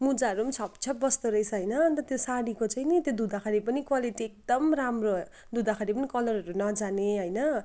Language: Nepali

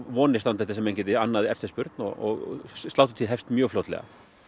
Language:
Icelandic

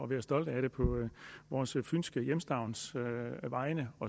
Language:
Danish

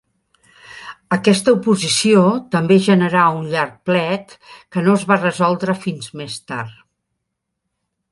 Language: Catalan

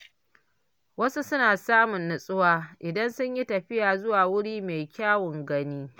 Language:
Hausa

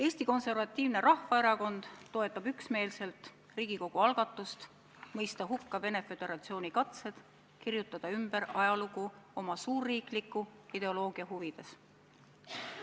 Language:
Estonian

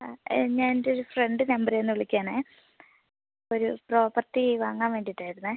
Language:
Malayalam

